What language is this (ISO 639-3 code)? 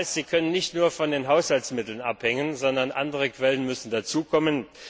deu